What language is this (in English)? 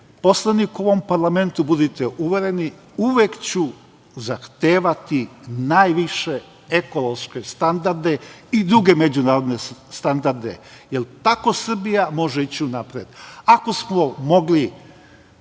Serbian